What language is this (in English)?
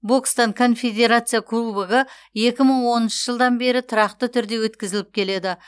Kazakh